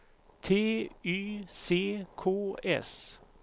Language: Swedish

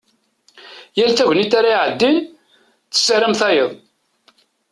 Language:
Kabyle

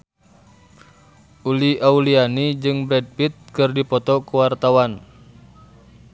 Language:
Sundanese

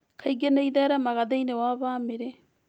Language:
Kikuyu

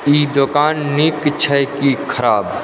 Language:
Maithili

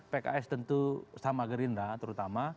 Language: Indonesian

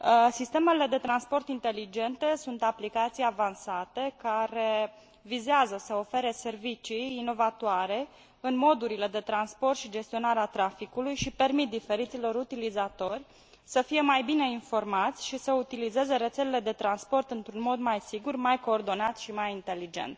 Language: Romanian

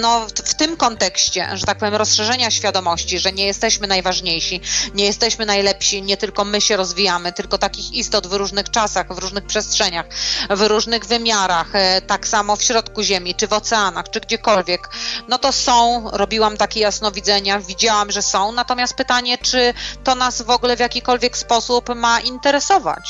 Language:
Polish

